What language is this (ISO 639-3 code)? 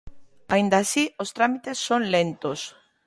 glg